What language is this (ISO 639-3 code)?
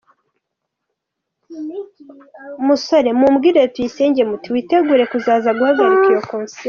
kin